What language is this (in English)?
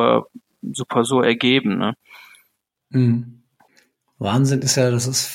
German